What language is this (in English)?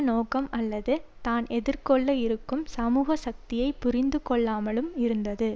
Tamil